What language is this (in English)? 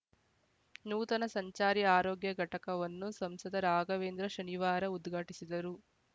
Kannada